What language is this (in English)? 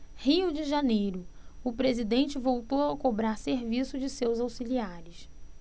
Portuguese